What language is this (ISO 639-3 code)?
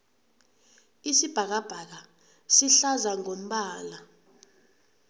nbl